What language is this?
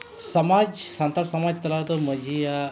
Santali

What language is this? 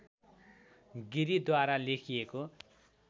Nepali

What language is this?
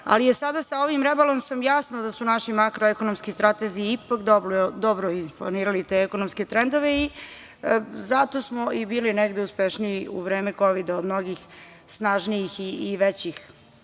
Serbian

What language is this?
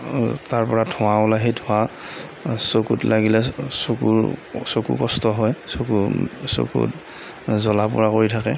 Assamese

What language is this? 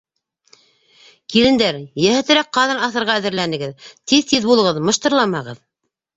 Bashkir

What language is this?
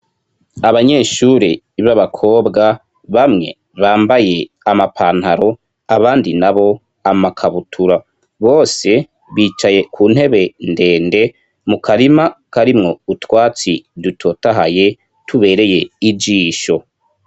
Rundi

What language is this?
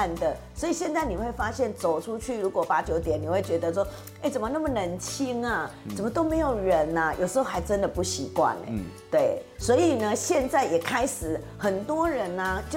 Chinese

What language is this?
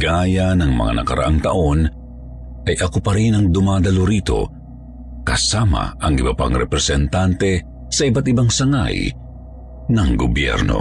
Filipino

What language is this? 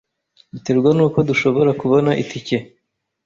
Kinyarwanda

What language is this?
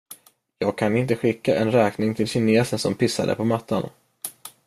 Swedish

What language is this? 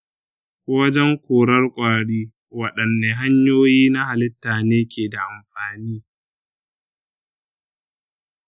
Hausa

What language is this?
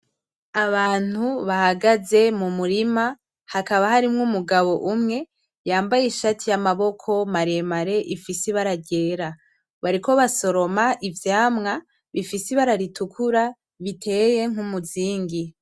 Rundi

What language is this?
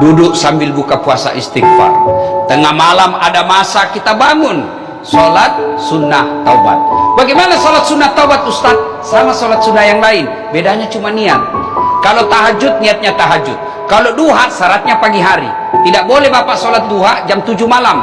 Indonesian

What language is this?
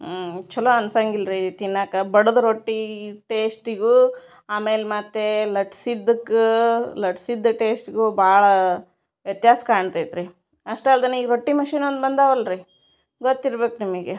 Kannada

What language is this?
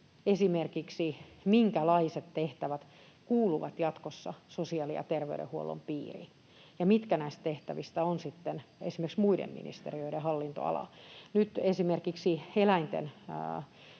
Finnish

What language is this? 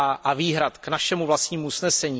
Czech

